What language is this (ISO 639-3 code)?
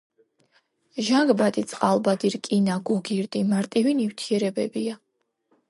kat